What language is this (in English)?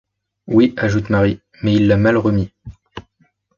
French